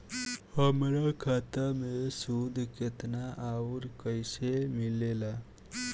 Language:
Bhojpuri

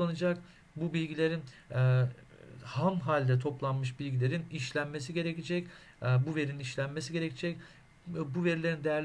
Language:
Turkish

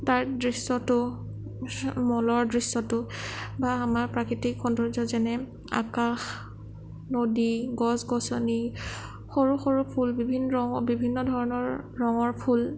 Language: Assamese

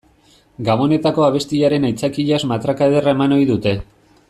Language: Basque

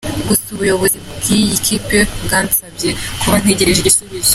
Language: Kinyarwanda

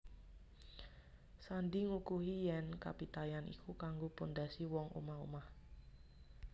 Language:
Javanese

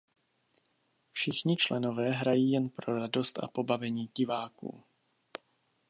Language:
Czech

